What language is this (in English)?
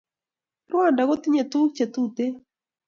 Kalenjin